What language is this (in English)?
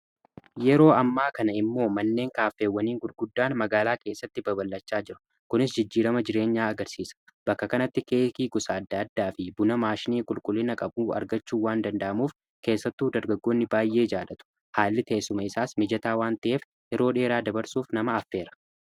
Oromo